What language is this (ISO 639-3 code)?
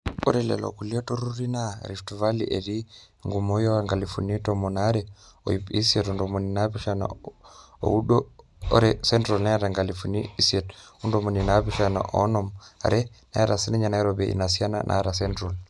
mas